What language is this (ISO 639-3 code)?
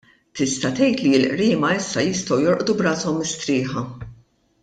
mlt